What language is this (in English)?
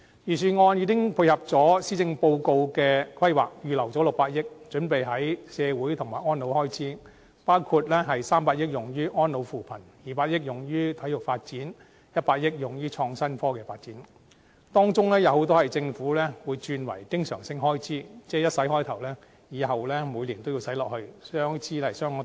Cantonese